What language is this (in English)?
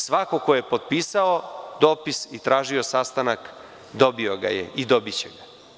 Serbian